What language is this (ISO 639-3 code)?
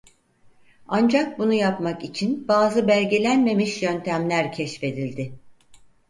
tur